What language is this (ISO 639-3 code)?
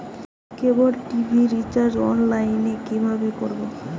ben